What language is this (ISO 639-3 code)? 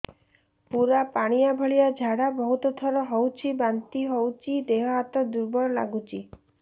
ori